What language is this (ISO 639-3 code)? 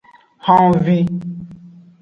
ajg